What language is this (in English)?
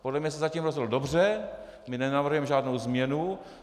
Czech